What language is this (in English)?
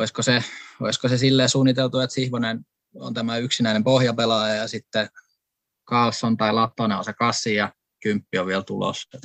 Finnish